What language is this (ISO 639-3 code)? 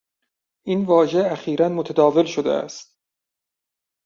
fas